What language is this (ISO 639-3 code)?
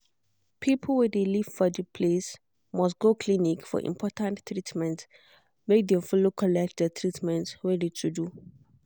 pcm